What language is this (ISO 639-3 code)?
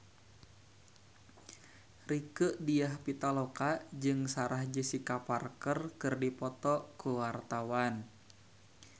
sun